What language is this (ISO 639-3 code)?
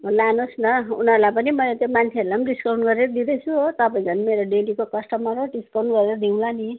nep